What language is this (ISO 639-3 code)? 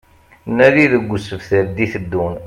kab